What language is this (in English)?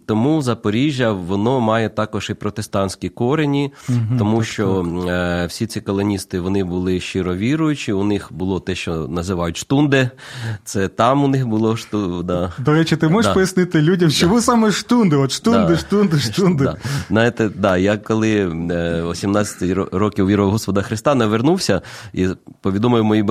Ukrainian